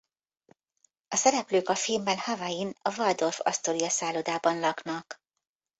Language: Hungarian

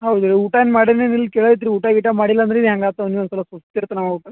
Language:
Kannada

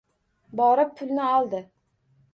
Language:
Uzbek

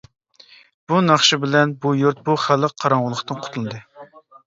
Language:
Uyghur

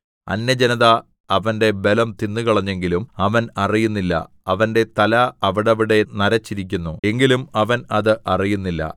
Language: Malayalam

